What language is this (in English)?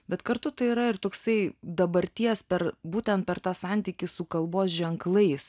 Lithuanian